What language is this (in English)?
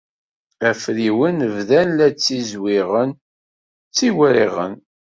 Kabyle